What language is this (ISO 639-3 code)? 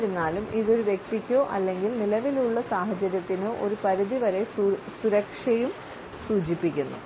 mal